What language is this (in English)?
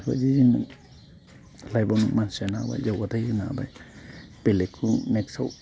Bodo